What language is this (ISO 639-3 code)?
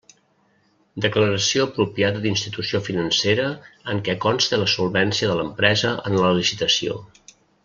cat